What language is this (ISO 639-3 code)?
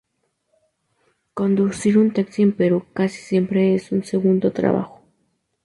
spa